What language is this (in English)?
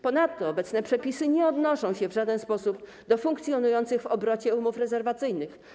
Polish